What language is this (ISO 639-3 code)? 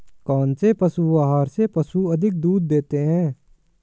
hin